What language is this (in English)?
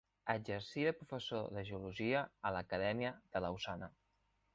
Catalan